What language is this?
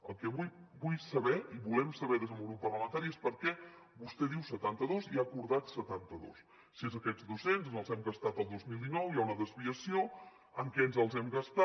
Catalan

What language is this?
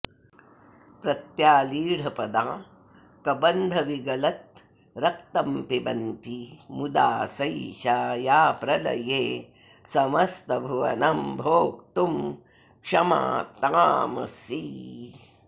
Sanskrit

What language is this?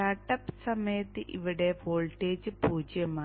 Malayalam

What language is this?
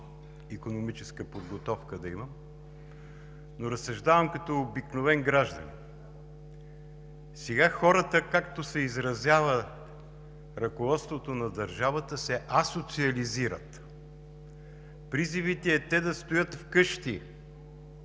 Bulgarian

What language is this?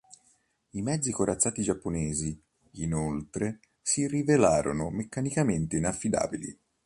Italian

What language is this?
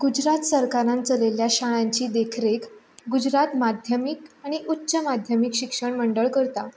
Konkani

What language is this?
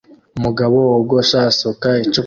Kinyarwanda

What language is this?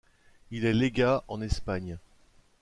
French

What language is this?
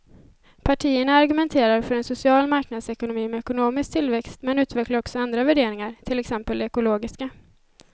Swedish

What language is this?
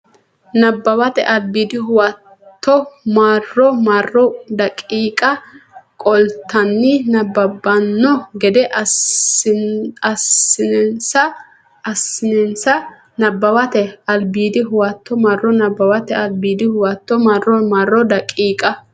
Sidamo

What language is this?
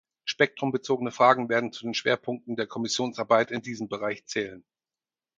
German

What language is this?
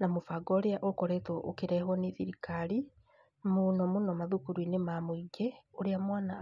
Kikuyu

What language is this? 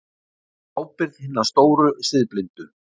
Icelandic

